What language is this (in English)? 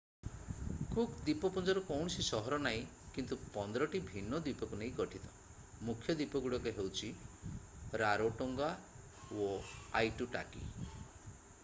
Odia